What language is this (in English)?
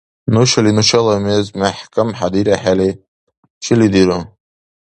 Dargwa